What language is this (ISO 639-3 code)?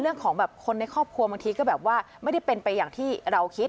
tha